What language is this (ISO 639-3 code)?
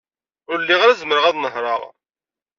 kab